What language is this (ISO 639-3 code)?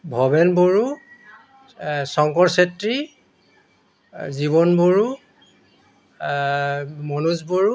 asm